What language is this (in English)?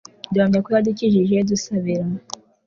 Kinyarwanda